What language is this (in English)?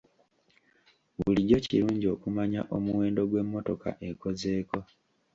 Ganda